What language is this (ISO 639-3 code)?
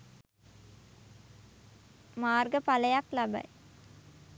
sin